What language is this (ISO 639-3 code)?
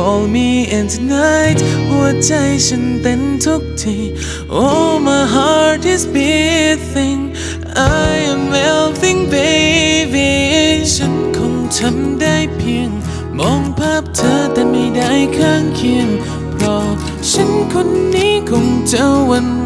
tha